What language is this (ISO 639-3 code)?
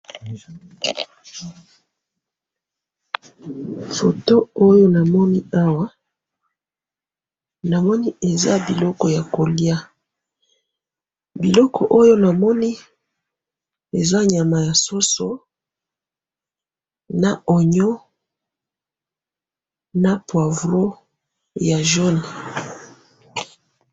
lin